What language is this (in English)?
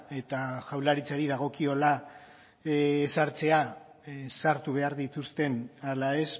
Basque